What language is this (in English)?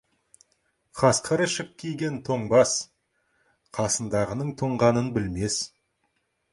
Kazakh